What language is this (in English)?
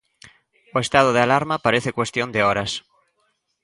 Galician